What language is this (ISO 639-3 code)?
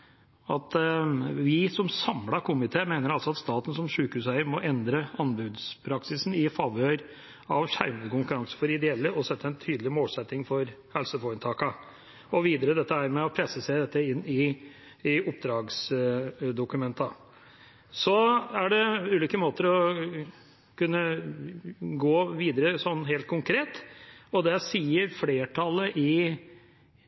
nob